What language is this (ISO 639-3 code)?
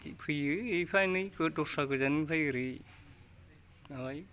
brx